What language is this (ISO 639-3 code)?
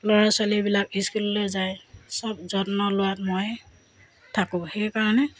asm